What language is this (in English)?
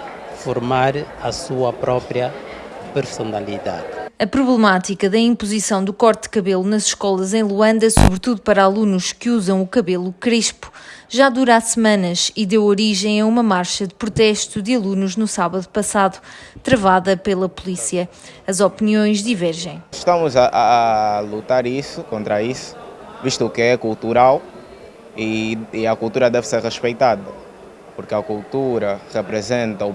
Portuguese